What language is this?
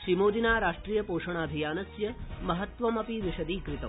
Sanskrit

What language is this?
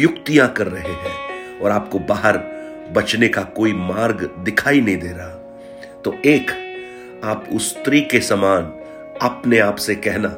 Hindi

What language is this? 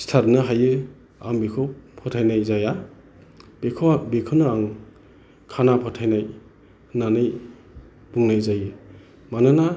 Bodo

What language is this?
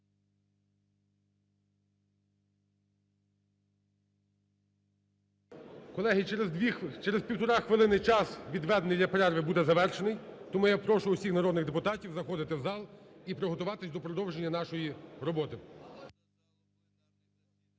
Ukrainian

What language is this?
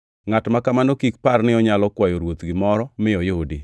Luo (Kenya and Tanzania)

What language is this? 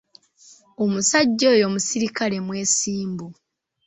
Ganda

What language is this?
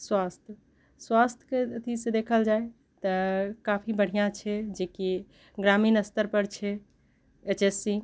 Maithili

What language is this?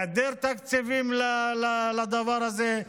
Hebrew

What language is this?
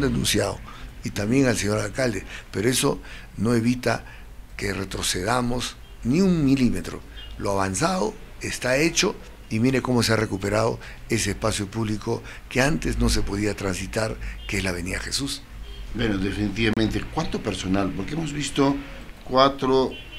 Spanish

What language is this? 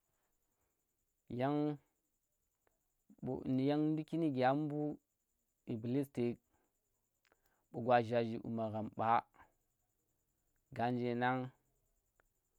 Tera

